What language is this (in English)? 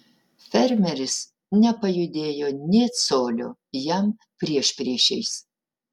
Lithuanian